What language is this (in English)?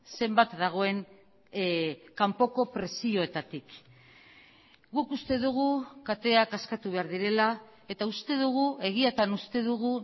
Basque